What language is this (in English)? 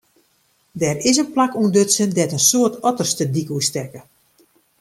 Western Frisian